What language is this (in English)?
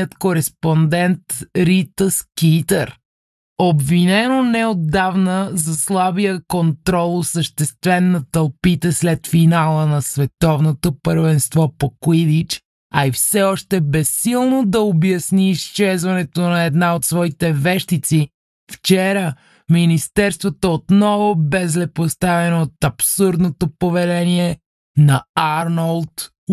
Bulgarian